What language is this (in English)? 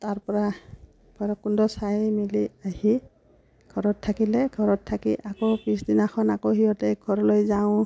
Assamese